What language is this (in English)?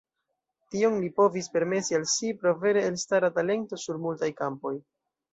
Esperanto